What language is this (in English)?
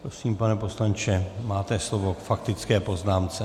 Czech